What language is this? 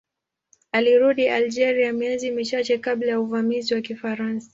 Swahili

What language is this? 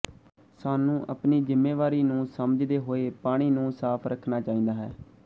Punjabi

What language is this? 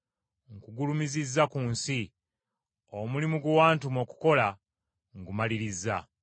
Ganda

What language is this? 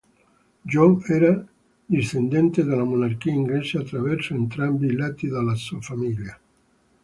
Italian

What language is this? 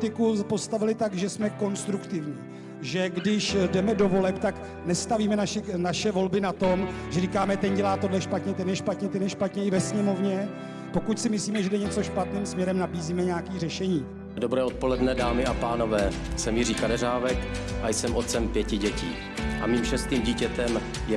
Czech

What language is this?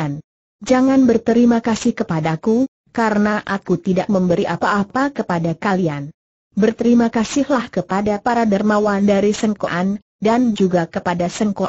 Indonesian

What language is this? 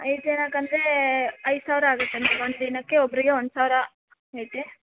Kannada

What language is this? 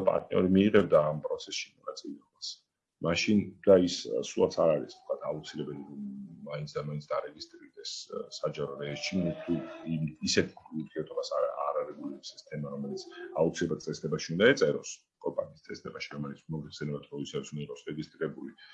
Italian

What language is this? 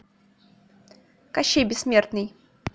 Russian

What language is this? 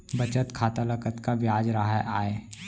Chhattisgarhi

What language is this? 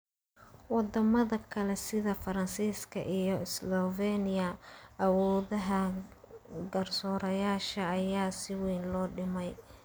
Somali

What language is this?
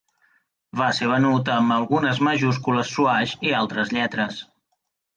Catalan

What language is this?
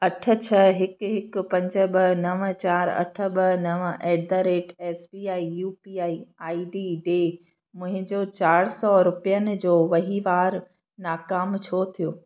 Sindhi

